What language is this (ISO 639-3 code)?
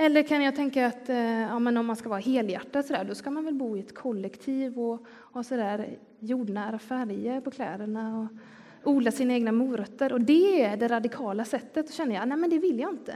swe